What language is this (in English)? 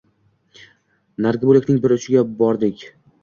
Uzbek